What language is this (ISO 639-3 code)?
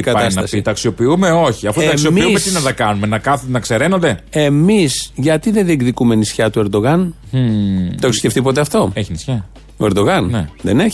ell